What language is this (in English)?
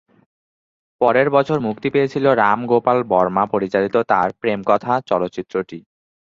Bangla